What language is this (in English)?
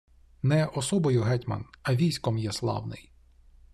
Ukrainian